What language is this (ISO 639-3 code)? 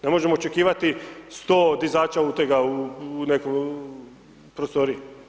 hrv